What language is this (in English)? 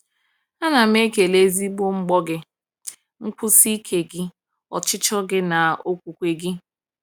Igbo